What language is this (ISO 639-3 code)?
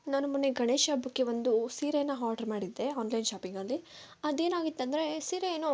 kan